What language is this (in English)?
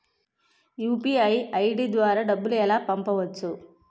Telugu